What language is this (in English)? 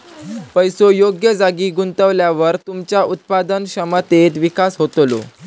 Marathi